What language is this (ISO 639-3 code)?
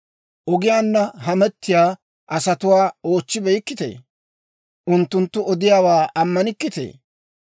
dwr